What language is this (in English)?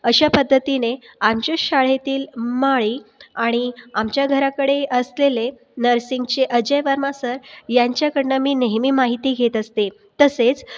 Marathi